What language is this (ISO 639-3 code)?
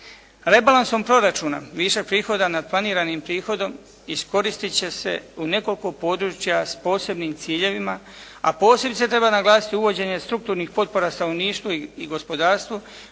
hrv